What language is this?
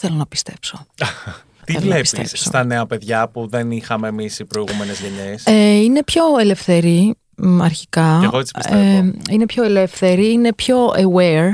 Greek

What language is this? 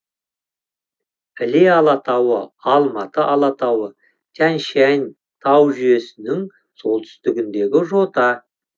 Kazakh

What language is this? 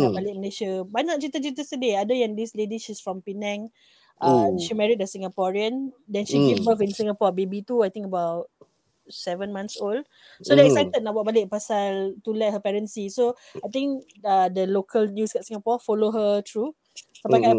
Malay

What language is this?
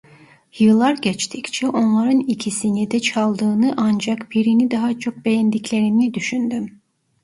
Turkish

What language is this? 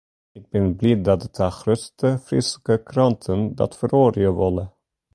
Western Frisian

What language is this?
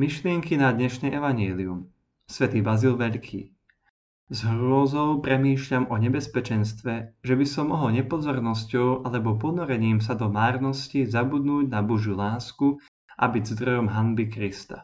Slovak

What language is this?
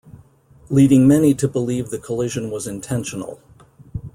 English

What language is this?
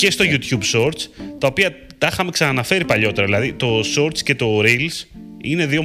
Greek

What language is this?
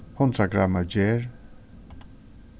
Faroese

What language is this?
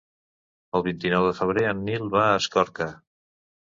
Catalan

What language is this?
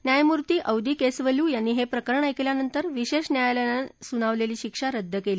Marathi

